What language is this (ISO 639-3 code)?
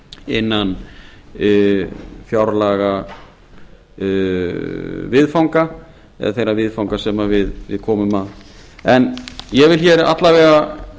isl